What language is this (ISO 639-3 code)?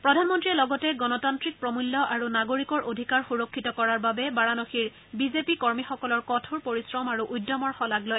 asm